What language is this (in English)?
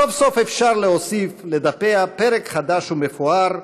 Hebrew